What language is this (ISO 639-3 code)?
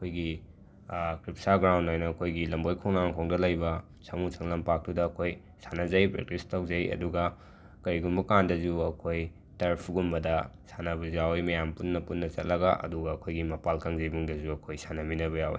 mni